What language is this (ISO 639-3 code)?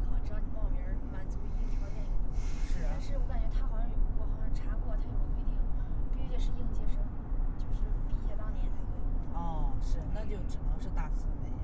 zho